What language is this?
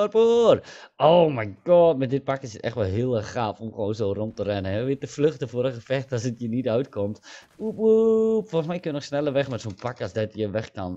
Dutch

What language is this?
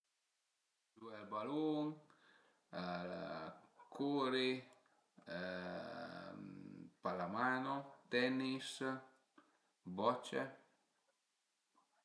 Piedmontese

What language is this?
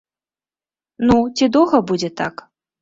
Belarusian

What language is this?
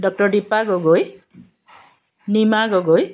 Assamese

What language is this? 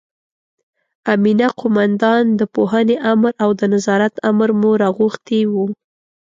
Pashto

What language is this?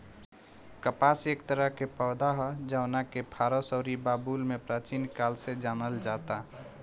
Bhojpuri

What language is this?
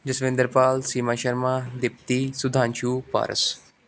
Punjabi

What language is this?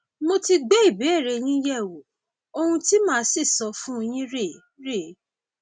Yoruba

